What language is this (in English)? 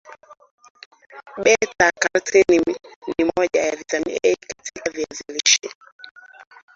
Swahili